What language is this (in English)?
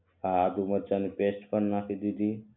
Gujarati